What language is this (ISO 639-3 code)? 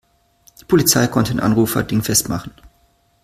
deu